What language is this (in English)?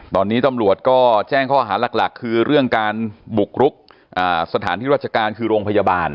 Thai